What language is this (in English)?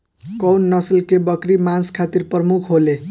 Bhojpuri